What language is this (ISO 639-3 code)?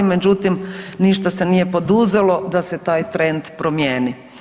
hrv